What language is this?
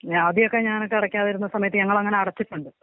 Malayalam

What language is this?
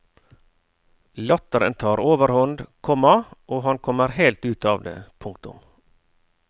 Norwegian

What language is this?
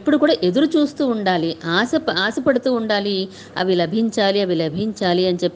Telugu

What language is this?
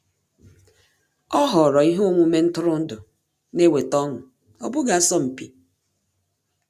Igbo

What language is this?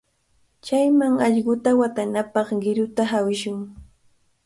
Cajatambo North Lima Quechua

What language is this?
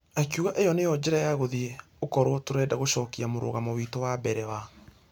Kikuyu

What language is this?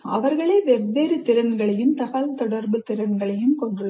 Tamil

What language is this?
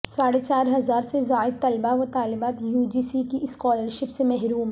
Urdu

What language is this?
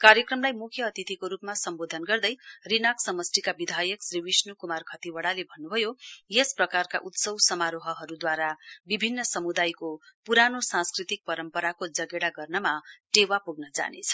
Nepali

